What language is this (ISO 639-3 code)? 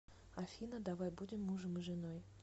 rus